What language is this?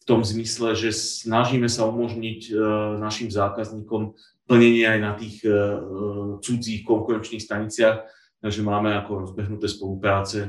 Slovak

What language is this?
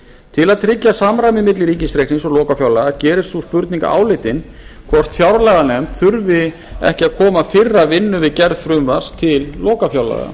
Icelandic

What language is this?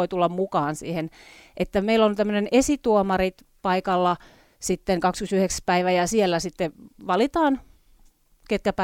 Finnish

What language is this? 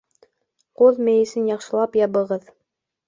Bashkir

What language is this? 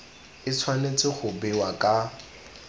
Tswana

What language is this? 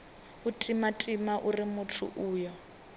Venda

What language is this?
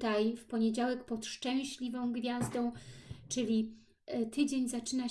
Polish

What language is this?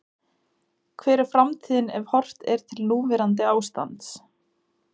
Icelandic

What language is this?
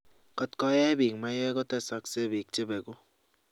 Kalenjin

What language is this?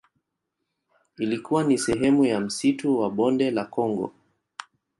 Swahili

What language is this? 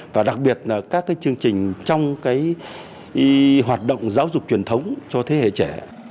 Vietnamese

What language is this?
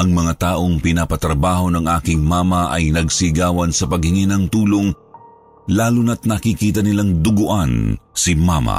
Filipino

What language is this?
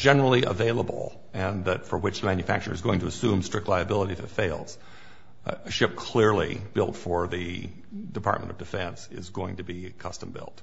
English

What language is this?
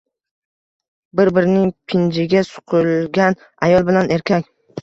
Uzbek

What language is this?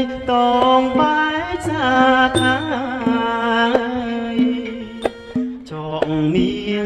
Thai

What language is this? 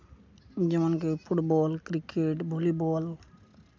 Santali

